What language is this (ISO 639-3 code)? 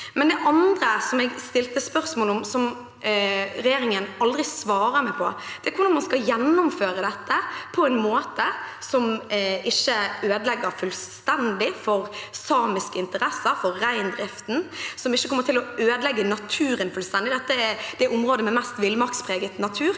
nor